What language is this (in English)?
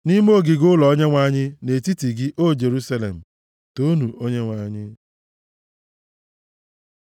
Igbo